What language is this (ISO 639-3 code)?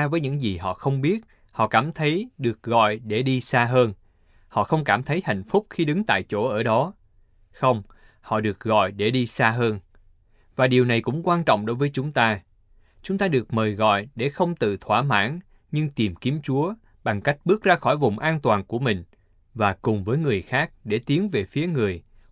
vie